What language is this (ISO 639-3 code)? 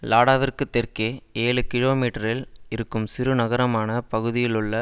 tam